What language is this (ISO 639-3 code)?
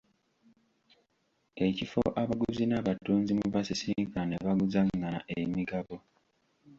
lug